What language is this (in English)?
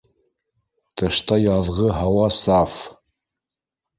Bashkir